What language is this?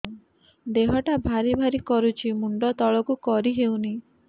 Odia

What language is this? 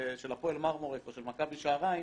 Hebrew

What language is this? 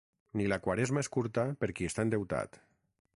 Catalan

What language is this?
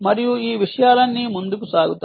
Telugu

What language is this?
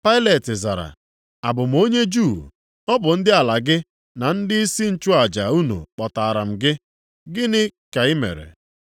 Igbo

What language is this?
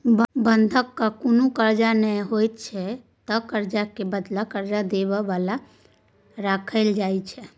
Maithili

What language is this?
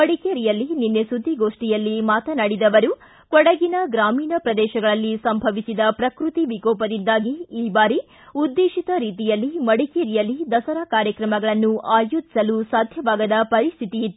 Kannada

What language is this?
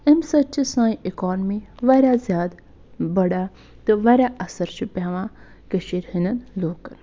Kashmiri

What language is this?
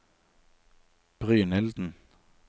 Norwegian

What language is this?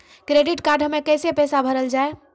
Maithili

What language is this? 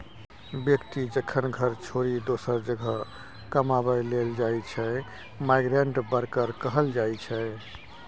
Maithili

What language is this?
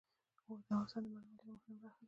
Pashto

